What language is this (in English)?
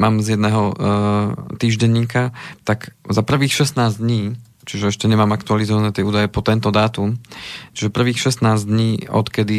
Slovak